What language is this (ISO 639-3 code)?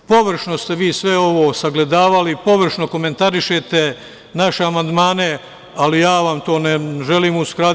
srp